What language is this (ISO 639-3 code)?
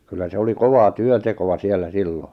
fin